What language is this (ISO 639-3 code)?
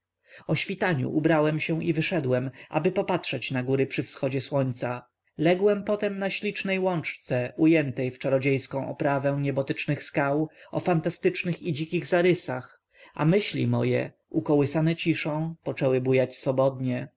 pol